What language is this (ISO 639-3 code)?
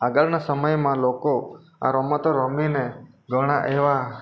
guj